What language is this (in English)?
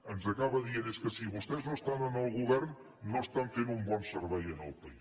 Catalan